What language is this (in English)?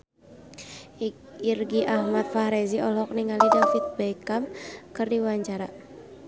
Sundanese